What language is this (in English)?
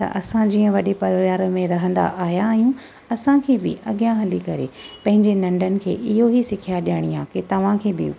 Sindhi